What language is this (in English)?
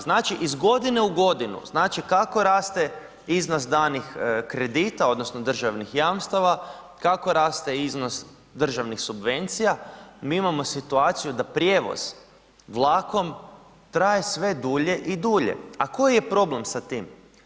Croatian